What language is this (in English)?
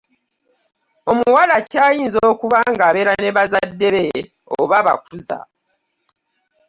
Ganda